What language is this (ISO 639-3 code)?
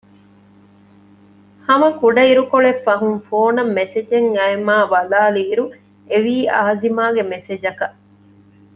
div